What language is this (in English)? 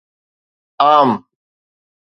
Sindhi